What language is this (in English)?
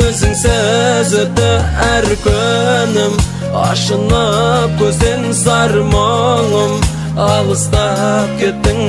Turkish